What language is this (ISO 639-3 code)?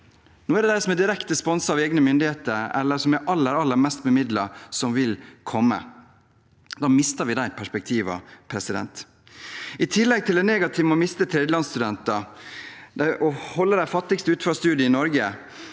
nor